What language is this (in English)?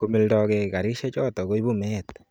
Kalenjin